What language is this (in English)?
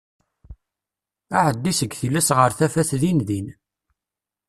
Kabyle